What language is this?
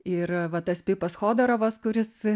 Lithuanian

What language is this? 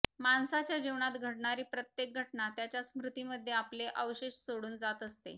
Marathi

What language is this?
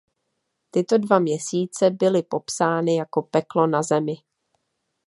Czech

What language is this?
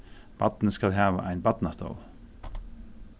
Faroese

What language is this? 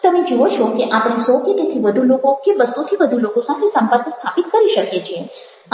Gujarati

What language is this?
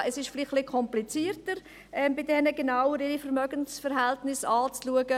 Swiss German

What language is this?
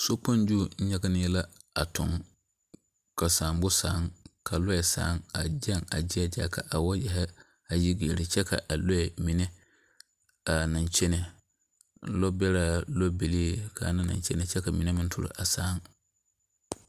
Southern Dagaare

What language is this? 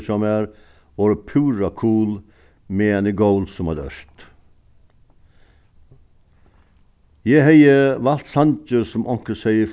Faroese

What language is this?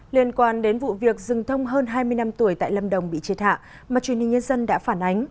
Vietnamese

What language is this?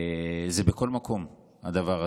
Hebrew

